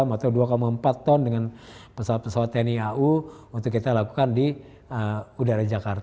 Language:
Indonesian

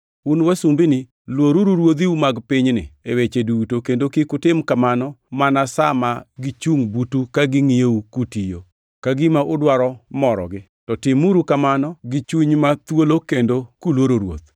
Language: Luo (Kenya and Tanzania)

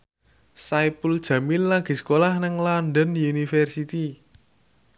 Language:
Javanese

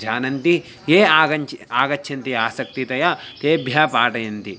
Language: Sanskrit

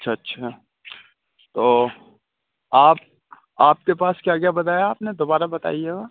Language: Urdu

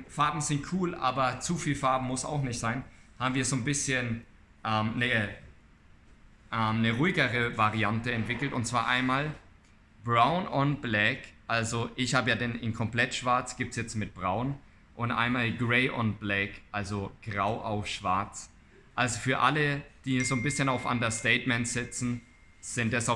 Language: German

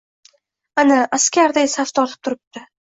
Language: Uzbek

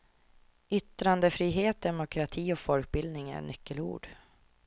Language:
Swedish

